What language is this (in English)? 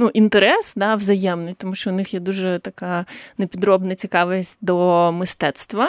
Ukrainian